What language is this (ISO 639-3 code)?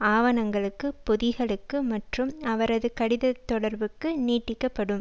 tam